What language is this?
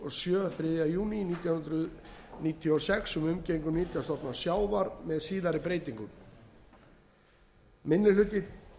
Icelandic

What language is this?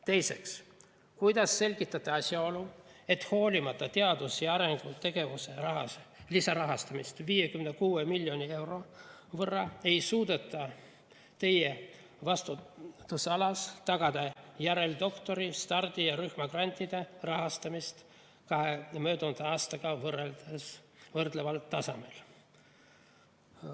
Estonian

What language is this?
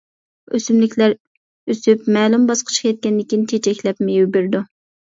Uyghur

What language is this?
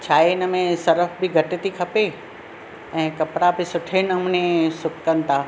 Sindhi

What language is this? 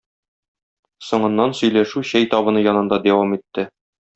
Tatar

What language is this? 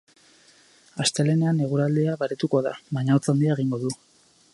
Basque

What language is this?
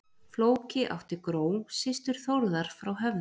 Icelandic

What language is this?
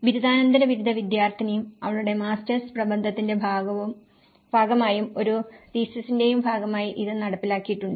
Malayalam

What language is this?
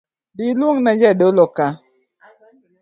Luo (Kenya and Tanzania)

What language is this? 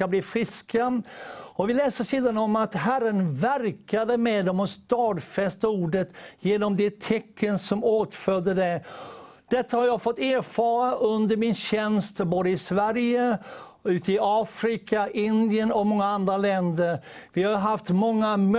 Swedish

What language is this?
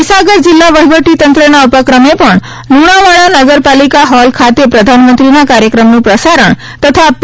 Gujarati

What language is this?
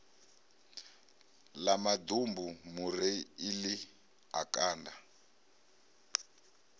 Venda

